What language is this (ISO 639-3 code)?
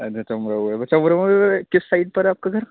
urd